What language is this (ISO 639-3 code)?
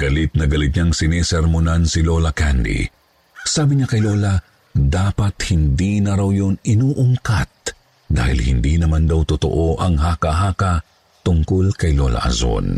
fil